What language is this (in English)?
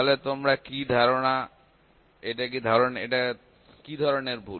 Bangla